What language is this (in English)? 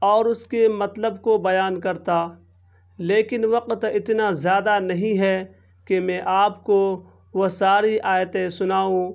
Urdu